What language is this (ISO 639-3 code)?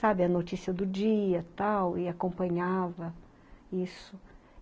por